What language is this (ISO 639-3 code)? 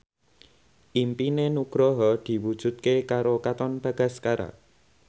jav